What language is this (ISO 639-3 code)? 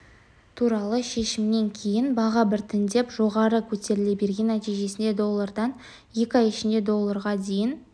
kaz